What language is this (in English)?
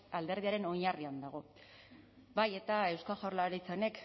Basque